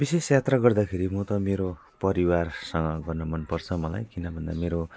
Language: Nepali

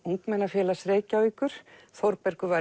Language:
Icelandic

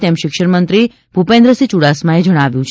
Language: Gujarati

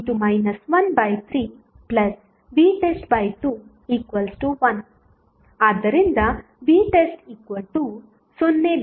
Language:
Kannada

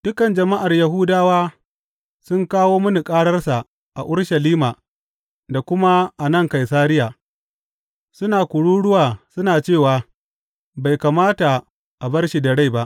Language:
Hausa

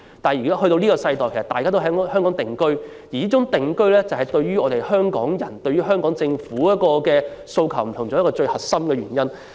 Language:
Cantonese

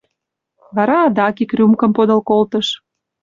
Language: Mari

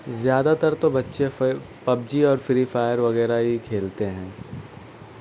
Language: Urdu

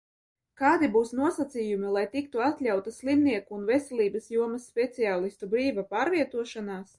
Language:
Latvian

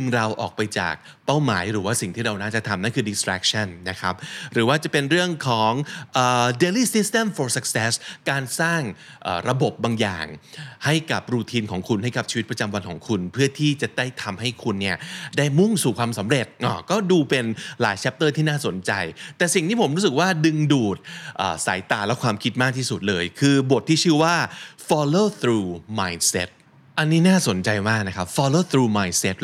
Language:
Thai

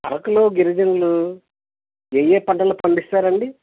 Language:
Telugu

